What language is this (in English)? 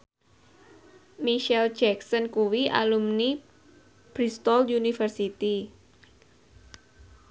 Javanese